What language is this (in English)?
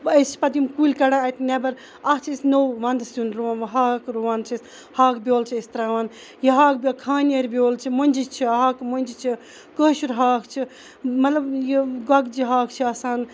Kashmiri